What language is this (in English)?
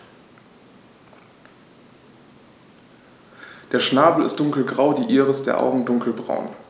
German